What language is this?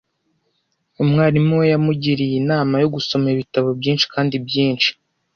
Kinyarwanda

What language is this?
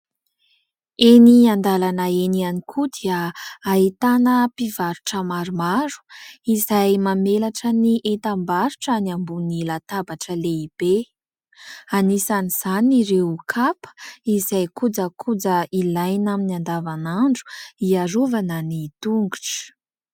Malagasy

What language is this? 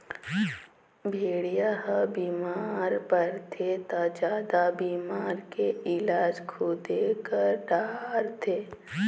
Chhattisgarhi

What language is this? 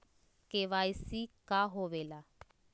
Magahi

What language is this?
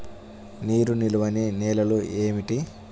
Telugu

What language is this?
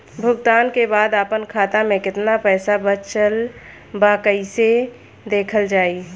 Bhojpuri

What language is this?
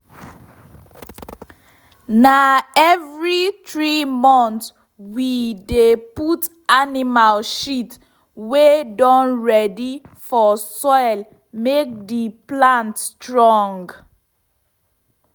Nigerian Pidgin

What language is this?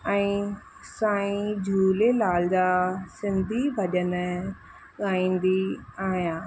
Sindhi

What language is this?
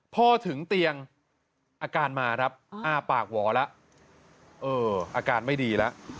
Thai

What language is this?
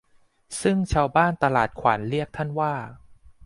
Thai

